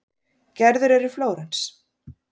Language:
Icelandic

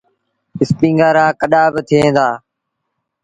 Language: Sindhi Bhil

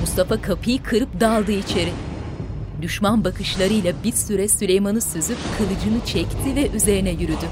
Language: Turkish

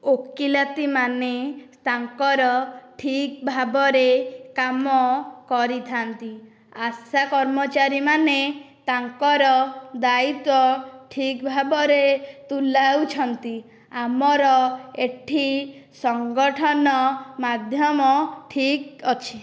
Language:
Odia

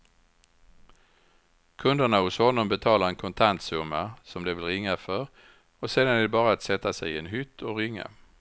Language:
Swedish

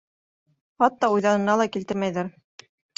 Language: Bashkir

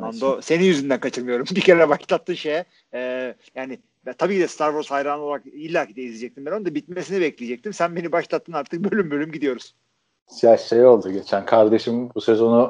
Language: Turkish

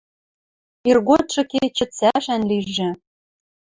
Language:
Western Mari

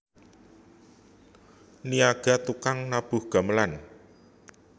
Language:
Javanese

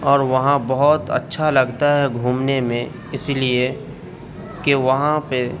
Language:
Urdu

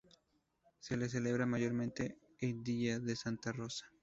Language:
Spanish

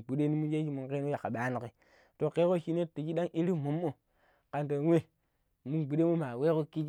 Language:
Pero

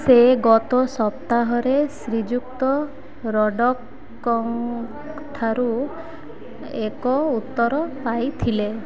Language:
Odia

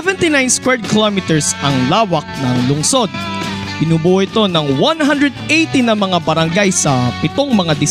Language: Filipino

